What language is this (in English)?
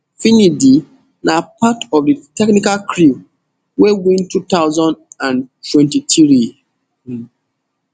Nigerian Pidgin